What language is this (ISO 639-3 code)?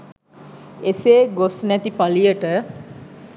sin